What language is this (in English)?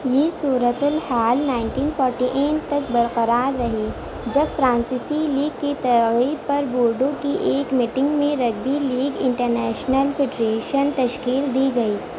Urdu